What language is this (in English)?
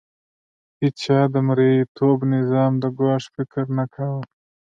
Pashto